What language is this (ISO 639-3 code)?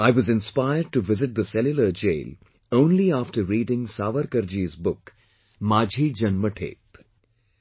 eng